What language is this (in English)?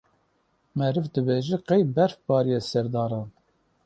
Kurdish